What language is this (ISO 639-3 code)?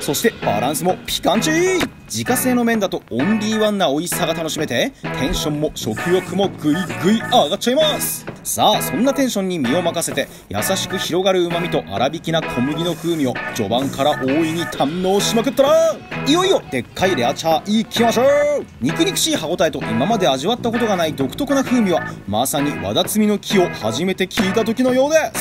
jpn